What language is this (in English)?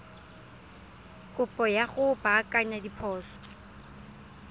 Tswana